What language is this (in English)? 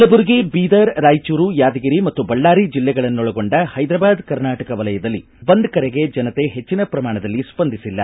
Kannada